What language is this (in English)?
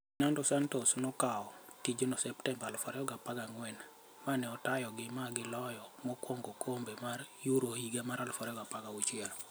Luo (Kenya and Tanzania)